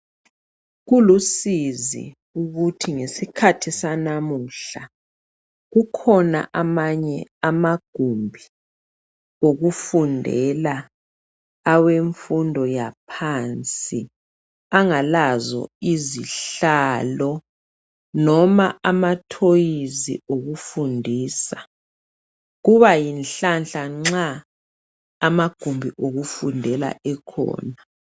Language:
North Ndebele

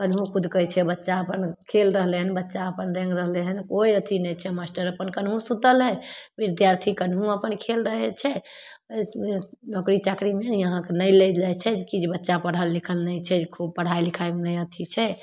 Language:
Maithili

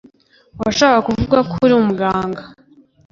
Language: Kinyarwanda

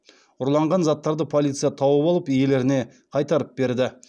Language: Kazakh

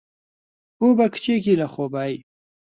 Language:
Central Kurdish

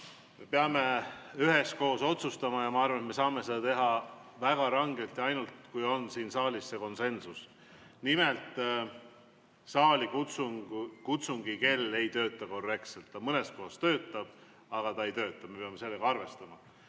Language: Estonian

